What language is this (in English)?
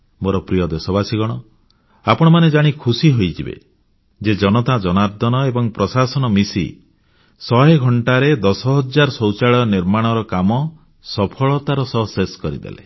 Odia